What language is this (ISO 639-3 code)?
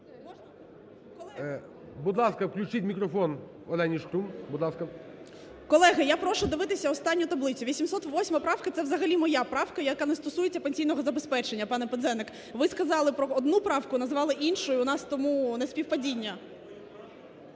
ukr